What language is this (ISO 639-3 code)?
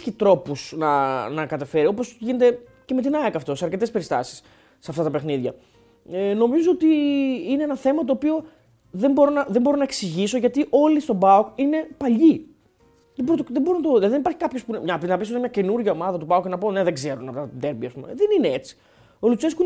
ell